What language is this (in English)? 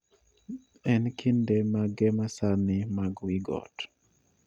Luo (Kenya and Tanzania)